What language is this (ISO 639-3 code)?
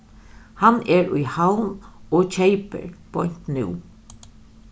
fao